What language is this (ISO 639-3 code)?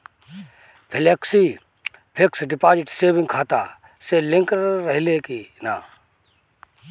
bho